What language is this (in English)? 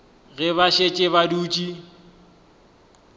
Northern Sotho